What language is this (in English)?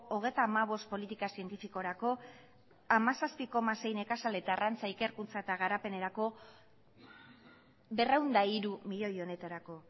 Basque